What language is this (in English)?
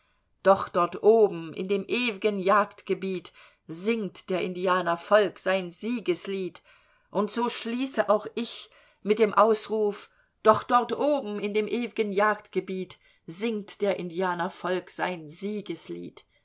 German